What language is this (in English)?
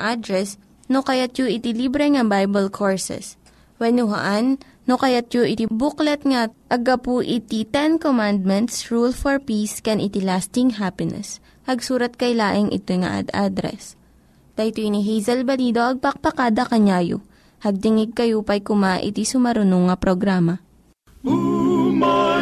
Filipino